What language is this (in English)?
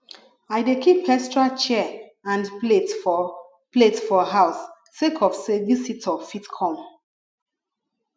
Nigerian Pidgin